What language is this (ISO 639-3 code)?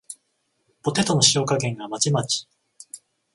jpn